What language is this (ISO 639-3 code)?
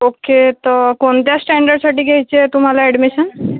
mar